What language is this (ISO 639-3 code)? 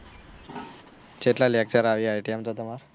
guj